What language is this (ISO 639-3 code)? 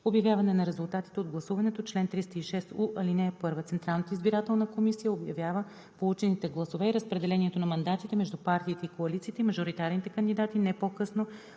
bul